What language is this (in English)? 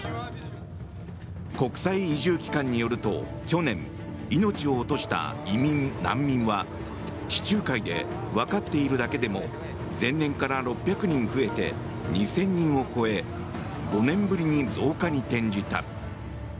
Japanese